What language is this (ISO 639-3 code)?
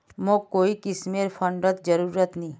mag